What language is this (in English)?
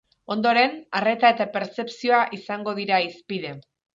Basque